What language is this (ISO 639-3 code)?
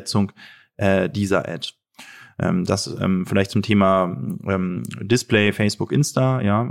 deu